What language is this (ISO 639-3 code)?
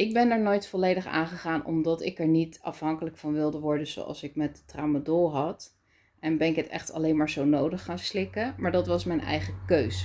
nld